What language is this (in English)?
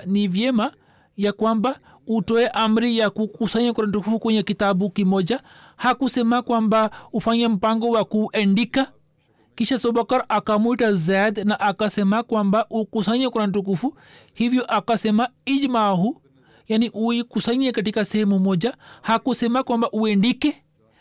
Swahili